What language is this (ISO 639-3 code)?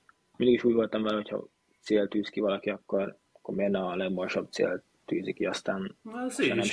hun